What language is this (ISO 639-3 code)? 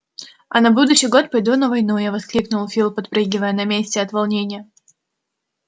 rus